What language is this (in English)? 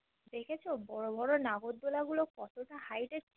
Bangla